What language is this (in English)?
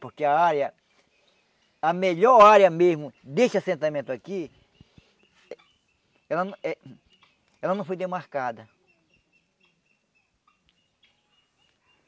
Portuguese